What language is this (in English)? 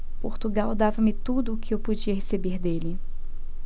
Portuguese